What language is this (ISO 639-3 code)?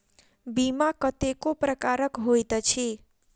mai